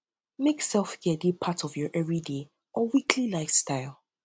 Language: Nigerian Pidgin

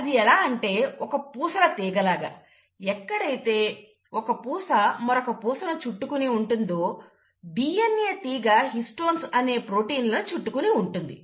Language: Telugu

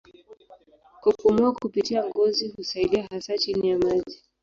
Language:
Swahili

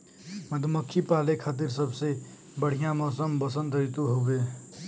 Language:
Bhojpuri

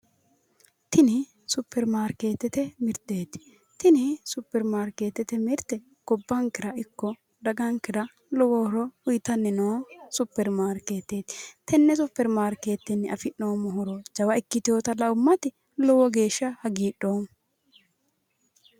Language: Sidamo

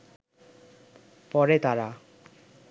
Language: Bangla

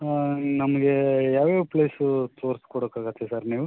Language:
Kannada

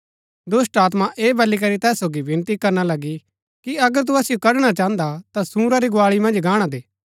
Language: Gaddi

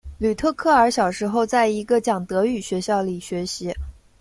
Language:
Chinese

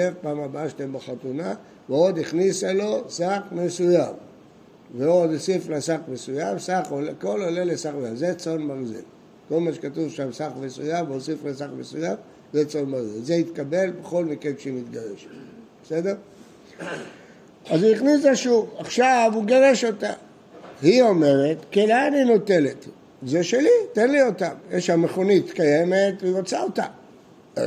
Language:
Hebrew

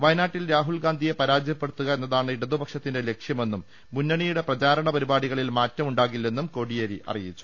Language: Malayalam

